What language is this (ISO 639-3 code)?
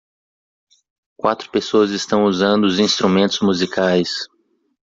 por